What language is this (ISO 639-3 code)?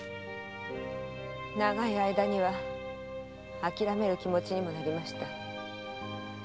jpn